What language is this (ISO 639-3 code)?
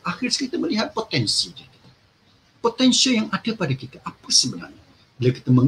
msa